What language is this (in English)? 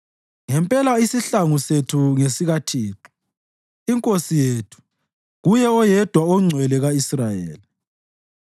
North Ndebele